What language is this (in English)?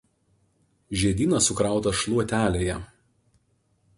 Lithuanian